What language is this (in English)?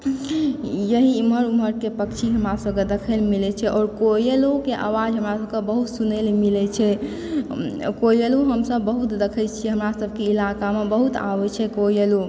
Maithili